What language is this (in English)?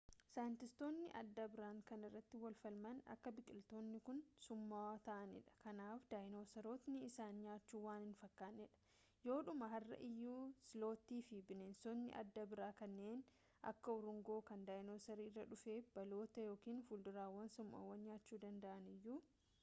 Oromo